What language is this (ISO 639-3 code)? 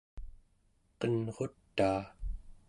esu